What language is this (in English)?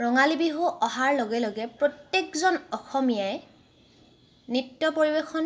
Assamese